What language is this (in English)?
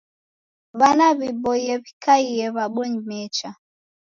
Taita